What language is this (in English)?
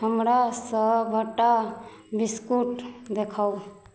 Maithili